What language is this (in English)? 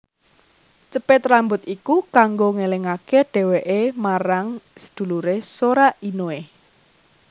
Javanese